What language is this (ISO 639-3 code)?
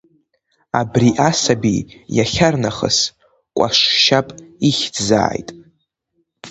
abk